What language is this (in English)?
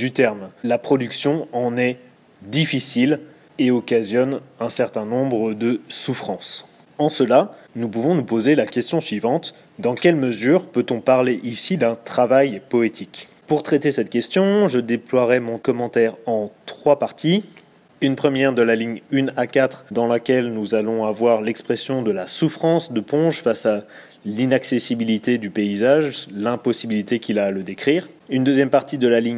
French